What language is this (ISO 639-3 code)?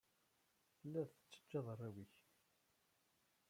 kab